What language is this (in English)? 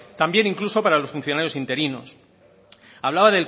Spanish